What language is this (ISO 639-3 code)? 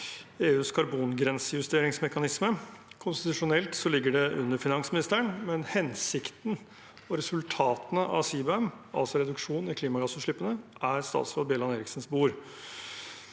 nor